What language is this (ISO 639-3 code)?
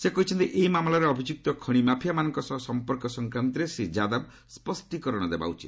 ori